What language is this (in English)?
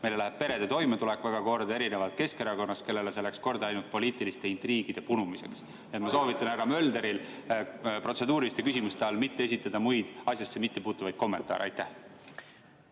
Estonian